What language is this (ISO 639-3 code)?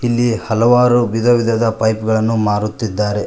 kan